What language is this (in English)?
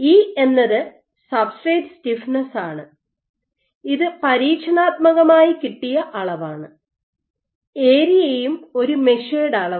Malayalam